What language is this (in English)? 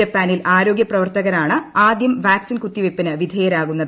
Malayalam